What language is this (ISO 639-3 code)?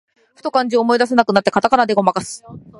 jpn